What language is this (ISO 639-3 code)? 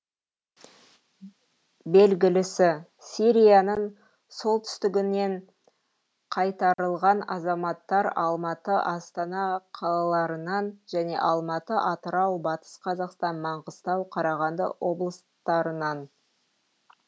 kaz